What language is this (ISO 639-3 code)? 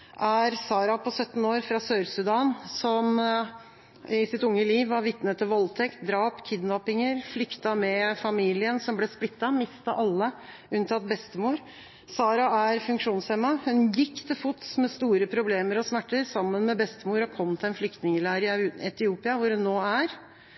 nob